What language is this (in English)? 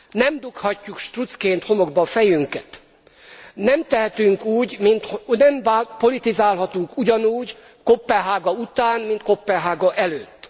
Hungarian